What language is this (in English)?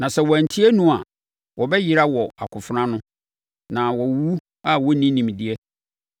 Akan